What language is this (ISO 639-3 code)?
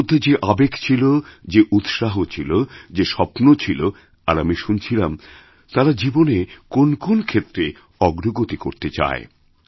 ben